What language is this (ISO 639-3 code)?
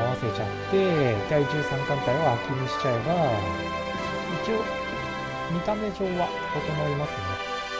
jpn